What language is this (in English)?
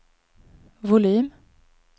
Swedish